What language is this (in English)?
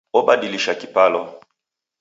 Taita